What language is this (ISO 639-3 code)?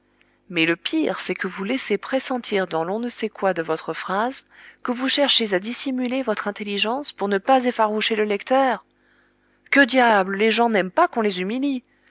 fra